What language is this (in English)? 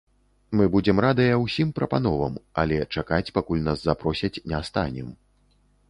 Belarusian